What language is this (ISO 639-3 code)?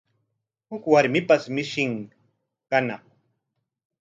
qwa